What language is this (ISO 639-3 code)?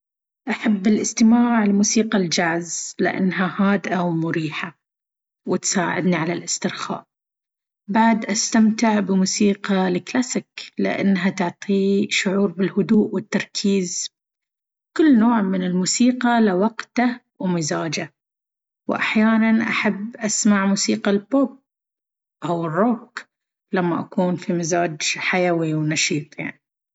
abv